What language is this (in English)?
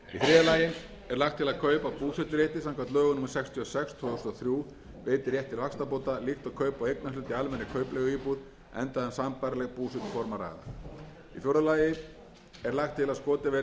Icelandic